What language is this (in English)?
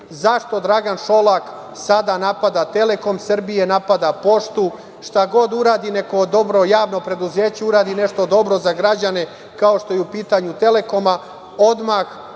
Serbian